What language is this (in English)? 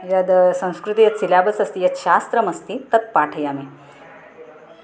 Sanskrit